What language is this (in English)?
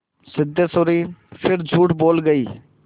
Hindi